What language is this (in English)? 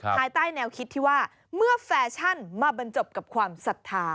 Thai